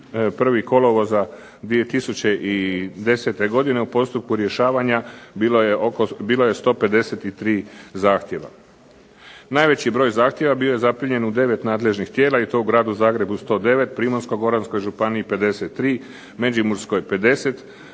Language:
Croatian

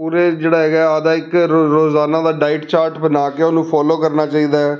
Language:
Punjabi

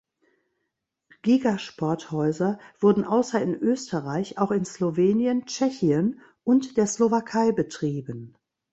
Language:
German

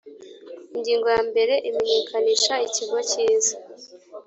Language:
Kinyarwanda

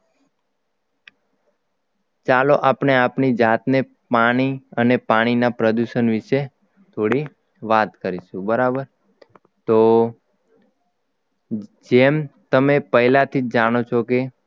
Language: Gujarati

